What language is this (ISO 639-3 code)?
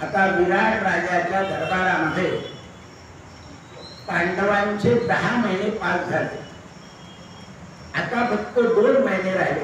ind